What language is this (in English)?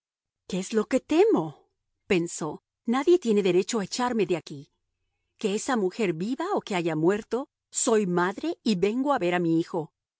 Spanish